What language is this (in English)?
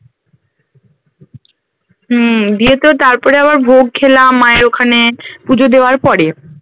Bangla